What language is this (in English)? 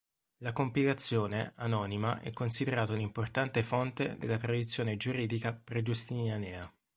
Italian